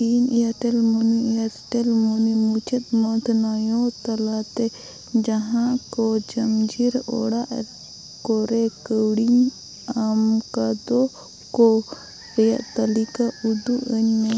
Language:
Santali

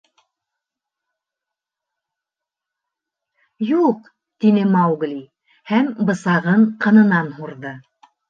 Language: Bashkir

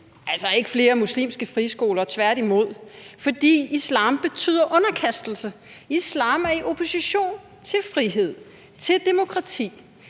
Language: Danish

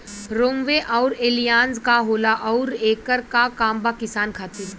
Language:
Bhojpuri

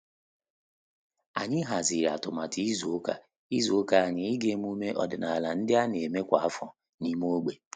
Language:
Igbo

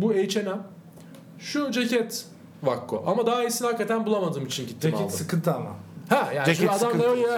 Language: Turkish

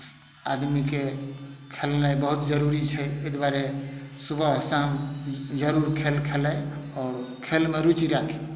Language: Maithili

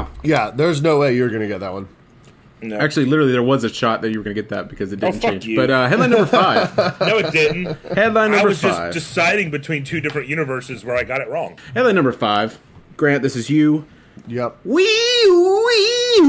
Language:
English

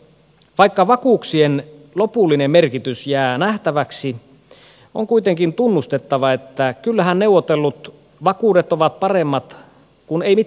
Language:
Finnish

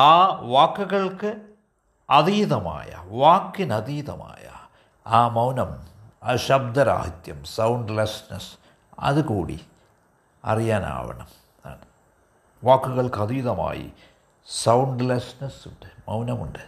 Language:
Malayalam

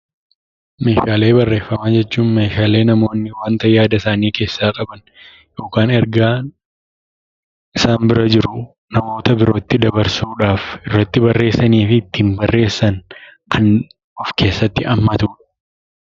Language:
Oromo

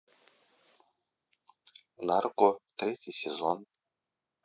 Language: Russian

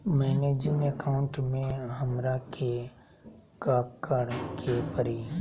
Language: Magahi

